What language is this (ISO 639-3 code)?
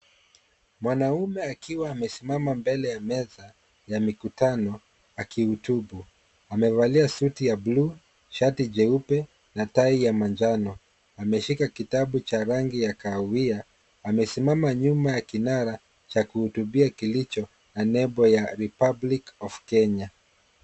swa